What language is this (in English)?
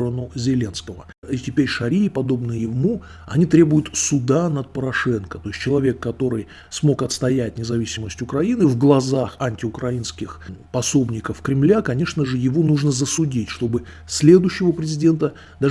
Russian